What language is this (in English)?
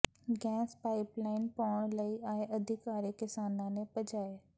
Punjabi